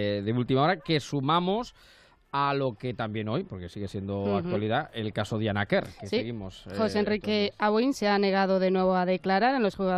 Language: Spanish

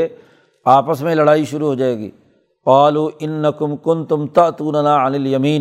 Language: Urdu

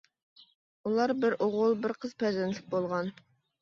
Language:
Uyghur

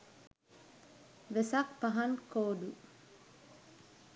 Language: Sinhala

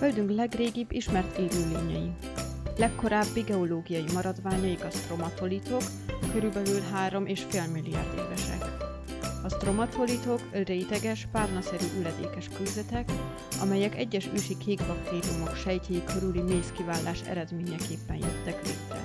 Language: Hungarian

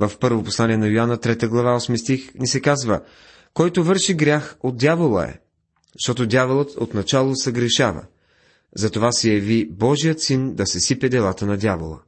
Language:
Bulgarian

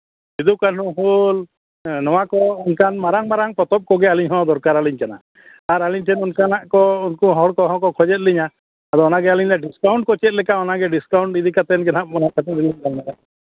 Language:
Santali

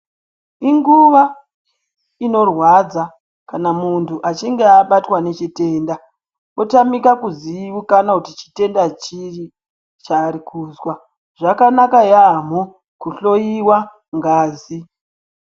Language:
Ndau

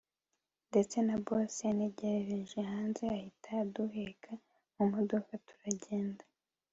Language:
Kinyarwanda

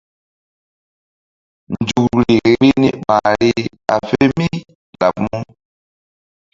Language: Mbum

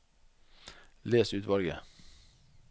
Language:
Norwegian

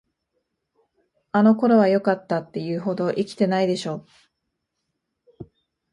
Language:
Japanese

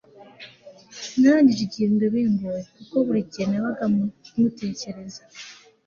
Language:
Kinyarwanda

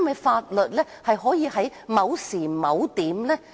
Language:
Cantonese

